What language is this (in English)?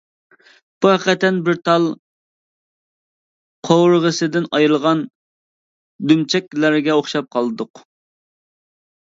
Uyghur